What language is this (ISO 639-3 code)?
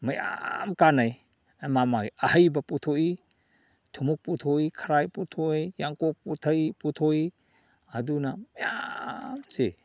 mni